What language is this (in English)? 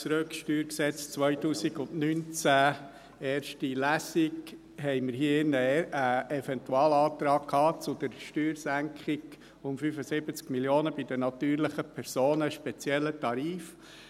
Swiss German